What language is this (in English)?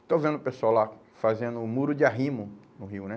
Portuguese